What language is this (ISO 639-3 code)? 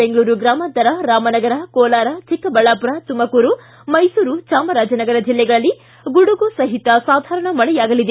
kan